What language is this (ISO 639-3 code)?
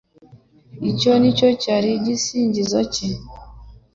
kin